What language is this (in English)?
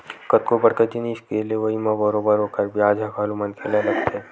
Chhattisgarhi